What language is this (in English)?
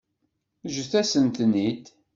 Kabyle